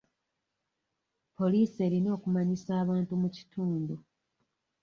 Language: Ganda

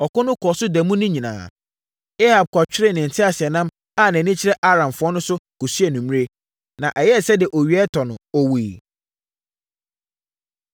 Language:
Akan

